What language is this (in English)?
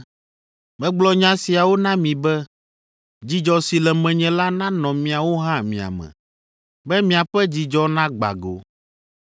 Ewe